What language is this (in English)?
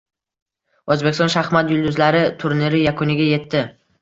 Uzbek